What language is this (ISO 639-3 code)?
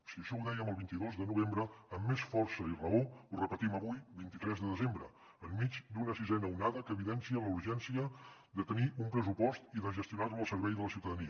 cat